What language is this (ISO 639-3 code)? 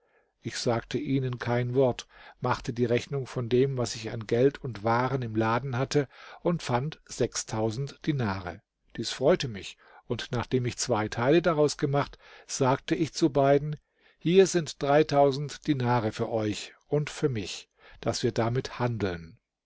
deu